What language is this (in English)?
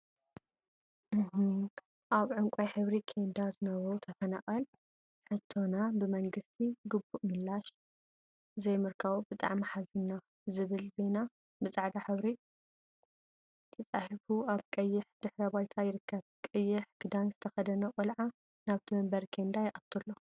Tigrinya